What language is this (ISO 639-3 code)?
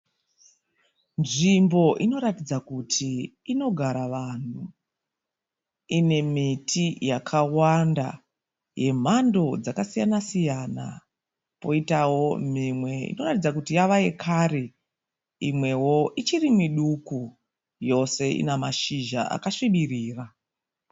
sna